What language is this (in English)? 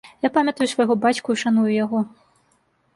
Belarusian